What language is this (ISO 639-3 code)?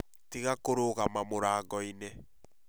kik